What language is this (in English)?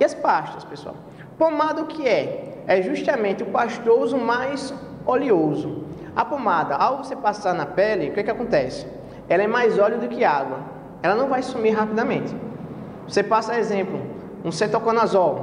Portuguese